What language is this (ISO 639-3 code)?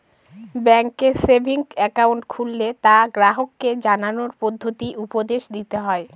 ben